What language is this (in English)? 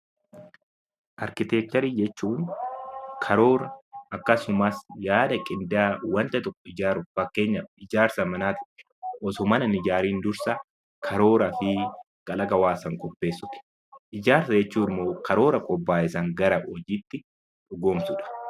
Oromo